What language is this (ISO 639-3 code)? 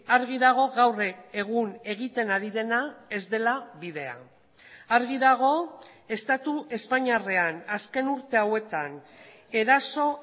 eus